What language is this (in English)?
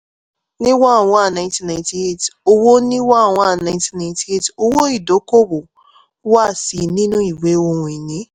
Yoruba